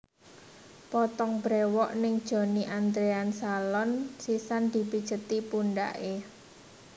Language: Javanese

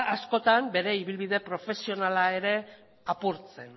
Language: Basque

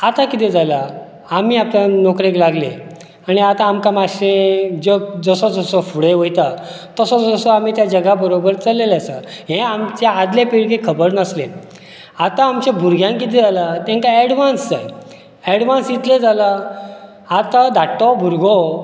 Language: Konkani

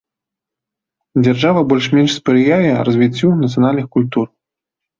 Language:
Belarusian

